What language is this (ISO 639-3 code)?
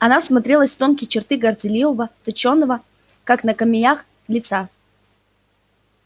rus